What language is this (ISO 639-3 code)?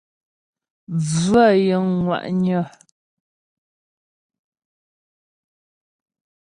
bbj